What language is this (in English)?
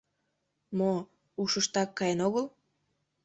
Mari